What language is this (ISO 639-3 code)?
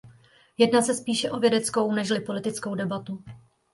ces